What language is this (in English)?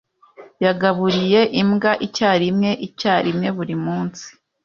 Kinyarwanda